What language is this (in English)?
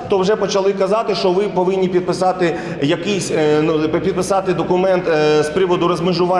Ukrainian